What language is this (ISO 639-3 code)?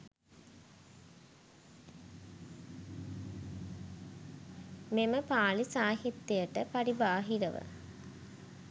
sin